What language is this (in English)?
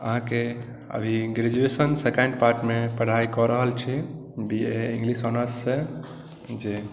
Maithili